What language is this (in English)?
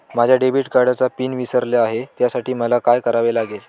Marathi